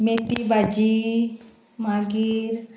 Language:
Konkani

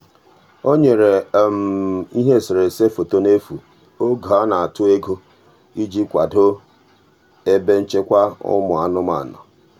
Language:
Igbo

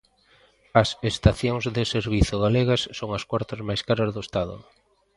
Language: Galician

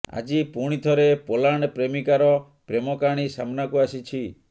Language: Odia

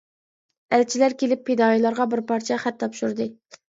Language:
Uyghur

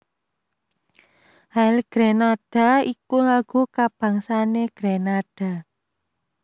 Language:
Javanese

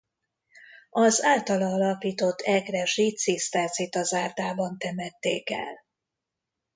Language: Hungarian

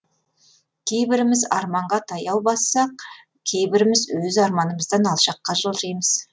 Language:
Kazakh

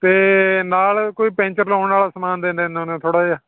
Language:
Punjabi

